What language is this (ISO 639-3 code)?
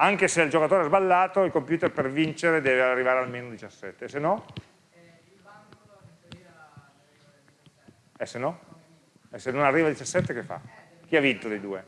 ita